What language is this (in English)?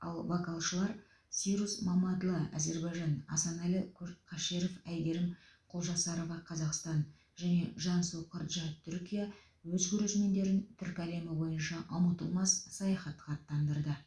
Kazakh